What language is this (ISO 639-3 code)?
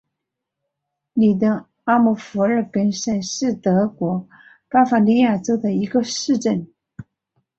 zho